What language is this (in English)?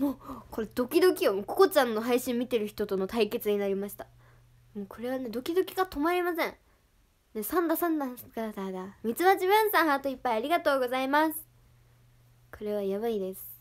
Japanese